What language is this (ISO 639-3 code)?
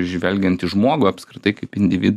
lit